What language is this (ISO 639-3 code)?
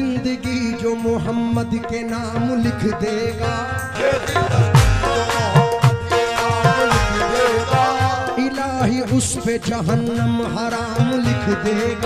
hin